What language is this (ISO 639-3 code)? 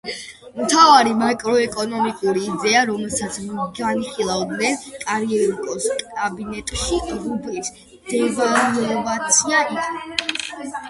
kat